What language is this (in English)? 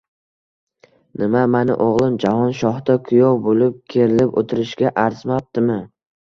Uzbek